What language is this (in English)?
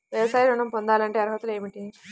Telugu